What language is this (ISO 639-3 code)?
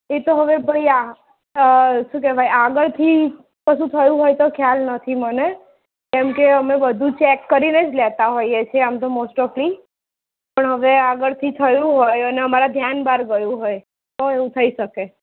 guj